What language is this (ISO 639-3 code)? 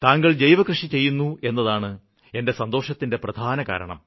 mal